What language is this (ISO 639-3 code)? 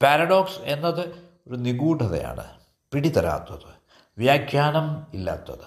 mal